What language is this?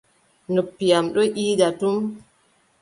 Adamawa Fulfulde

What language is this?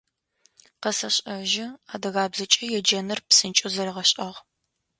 Adyghe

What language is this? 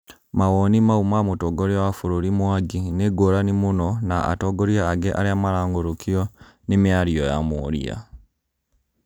Kikuyu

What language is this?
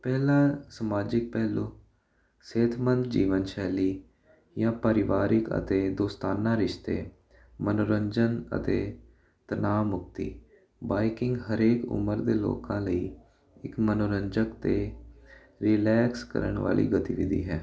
Punjabi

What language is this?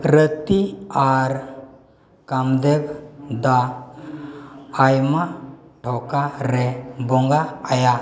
Santali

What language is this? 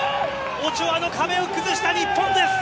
Japanese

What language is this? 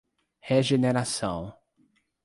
Portuguese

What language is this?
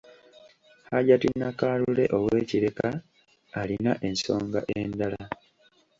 Ganda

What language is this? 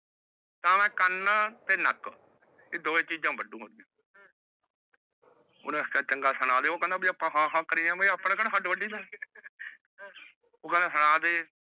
Punjabi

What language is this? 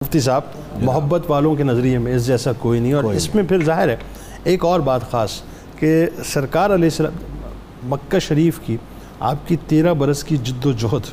Urdu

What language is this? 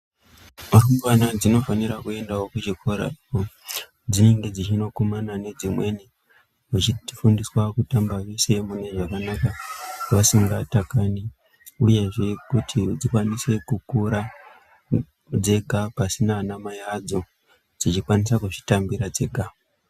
Ndau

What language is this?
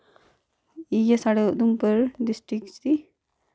Dogri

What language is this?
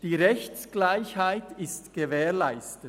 Swiss German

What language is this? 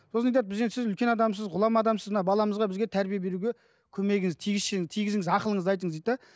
Kazakh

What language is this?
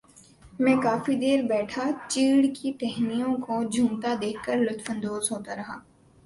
Urdu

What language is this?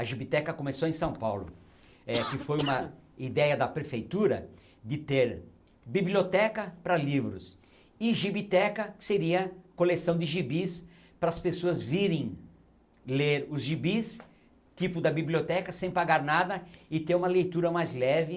Portuguese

